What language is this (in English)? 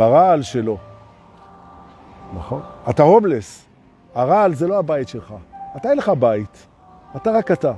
Hebrew